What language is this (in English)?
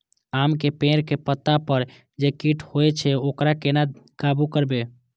Maithili